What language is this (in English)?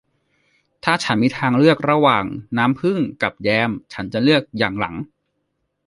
Thai